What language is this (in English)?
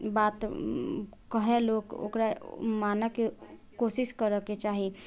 Maithili